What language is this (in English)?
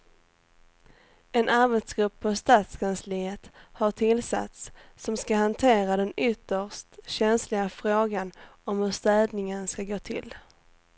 Swedish